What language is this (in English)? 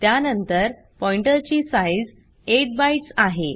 Marathi